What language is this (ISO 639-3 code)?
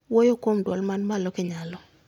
luo